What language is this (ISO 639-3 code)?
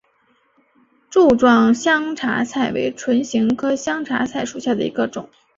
zho